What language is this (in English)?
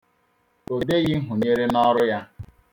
Igbo